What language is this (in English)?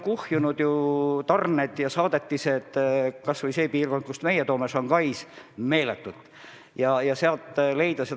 Estonian